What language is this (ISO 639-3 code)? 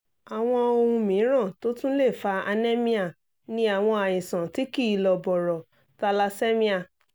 yor